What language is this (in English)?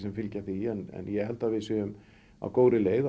Icelandic